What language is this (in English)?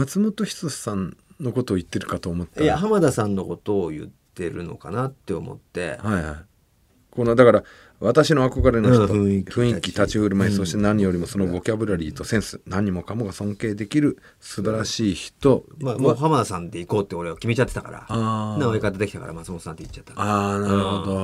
Japanese